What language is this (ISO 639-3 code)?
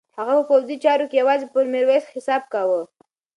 pus